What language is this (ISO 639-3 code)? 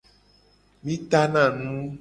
gej